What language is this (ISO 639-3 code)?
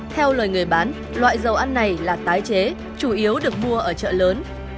vie